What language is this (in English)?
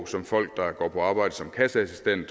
Danish